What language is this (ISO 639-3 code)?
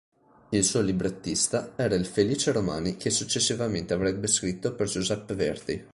ita